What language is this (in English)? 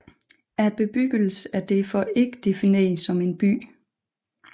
Danish